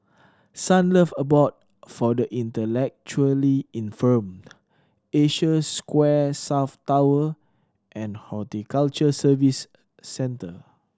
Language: English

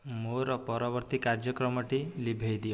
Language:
Odia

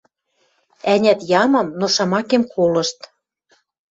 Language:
Western Mari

